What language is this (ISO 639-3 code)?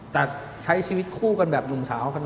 tha